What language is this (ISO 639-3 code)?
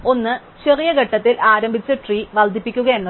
mal